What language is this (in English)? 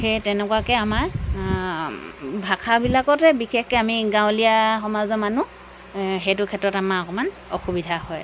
Assamese